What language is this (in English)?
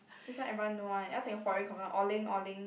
English